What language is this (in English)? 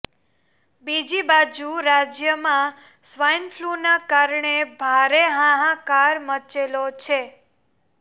Gujarati